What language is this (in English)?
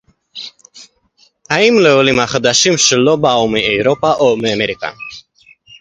Hebrew